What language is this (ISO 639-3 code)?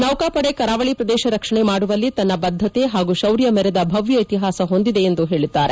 kan